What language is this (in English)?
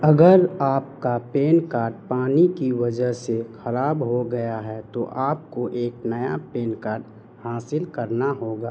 Urdu